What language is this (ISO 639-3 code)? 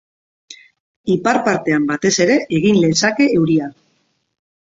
eus